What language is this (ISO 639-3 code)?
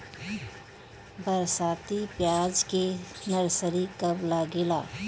bho